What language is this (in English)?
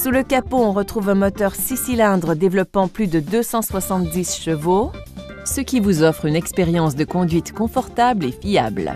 French